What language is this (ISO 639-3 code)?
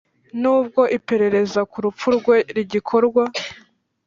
kin